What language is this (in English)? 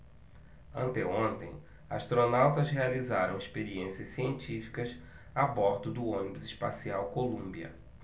Portuguese